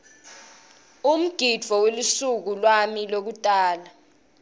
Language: Swati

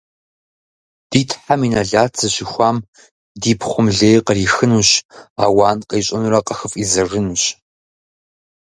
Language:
Kabardian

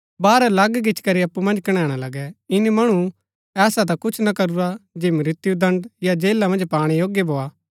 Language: Gaddi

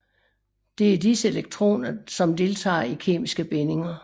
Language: Danish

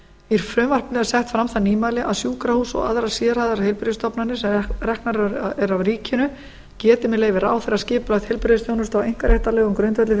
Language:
Icelandic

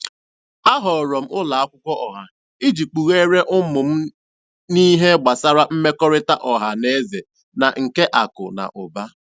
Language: Igbo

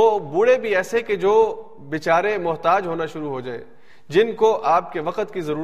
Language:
Urdu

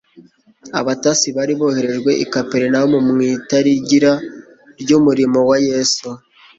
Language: Kinyarwanda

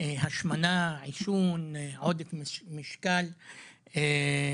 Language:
Hebrew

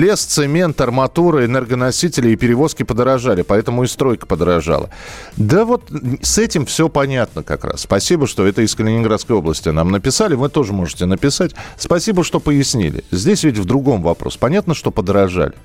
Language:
Russian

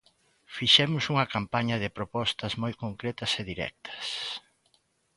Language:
Galician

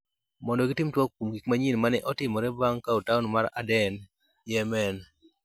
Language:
Luo (Kenya and Tanzania)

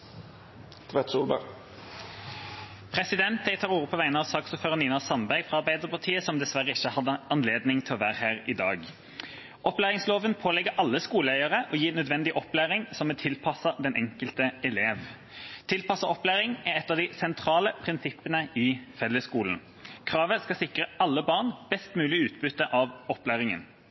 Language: Norwegian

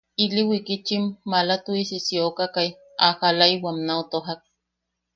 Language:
Yaqui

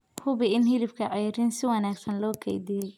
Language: Somali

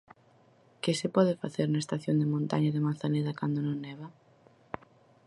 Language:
Galician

